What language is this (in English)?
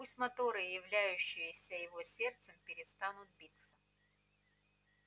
Russian